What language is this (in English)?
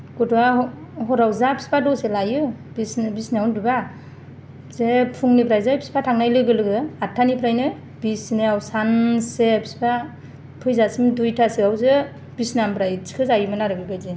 Bodo